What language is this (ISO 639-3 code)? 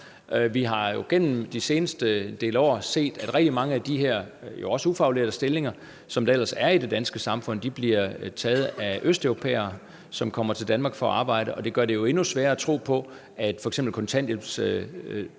dan